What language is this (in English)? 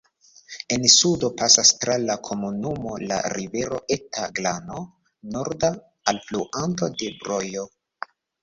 Esperanto